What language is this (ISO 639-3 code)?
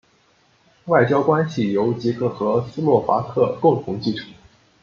zho